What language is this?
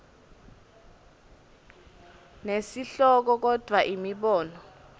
Swati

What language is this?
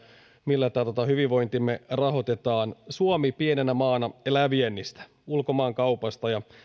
Finnish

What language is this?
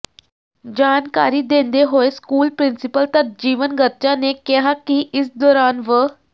Punjabi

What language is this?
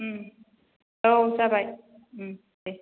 Bodo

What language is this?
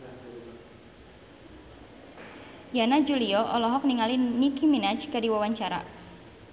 Sundanese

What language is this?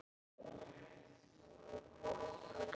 Icelandic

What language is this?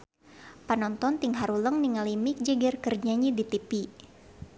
Sundanese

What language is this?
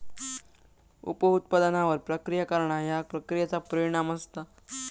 Marathi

